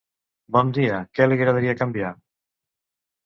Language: Catalan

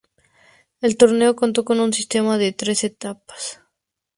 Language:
Spanish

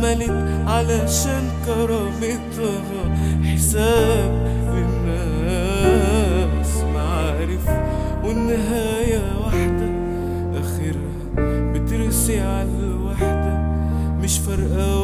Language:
Arabic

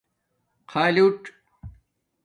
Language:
Domaaki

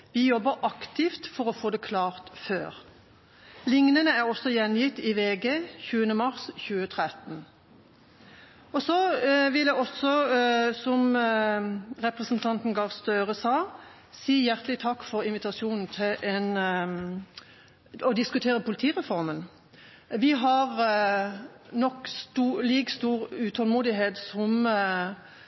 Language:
Norwegian Bokmål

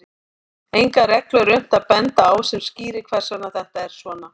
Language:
Icelandic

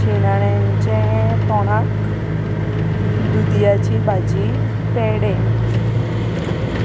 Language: Konkani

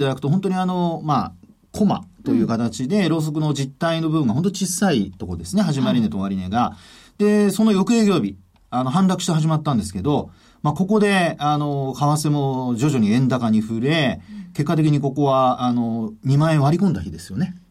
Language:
Japanese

